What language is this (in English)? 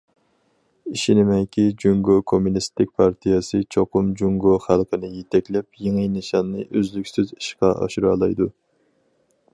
Uyghur